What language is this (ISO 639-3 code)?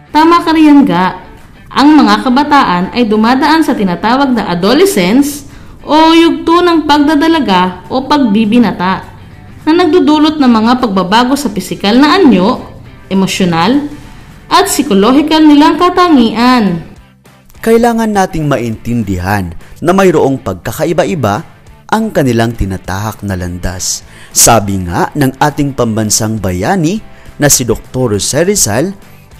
fil